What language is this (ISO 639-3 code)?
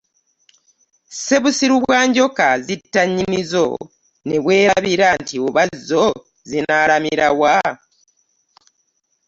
lug